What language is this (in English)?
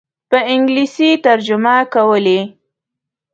Pashto